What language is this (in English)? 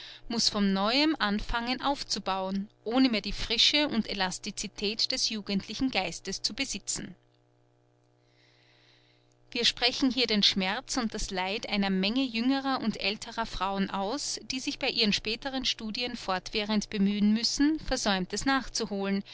German